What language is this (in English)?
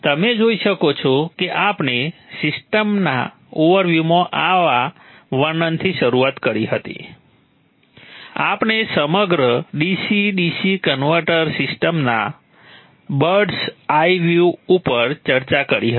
Gujarati